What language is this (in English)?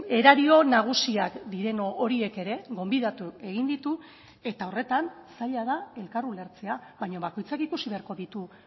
Basque